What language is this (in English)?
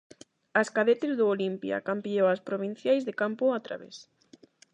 Galician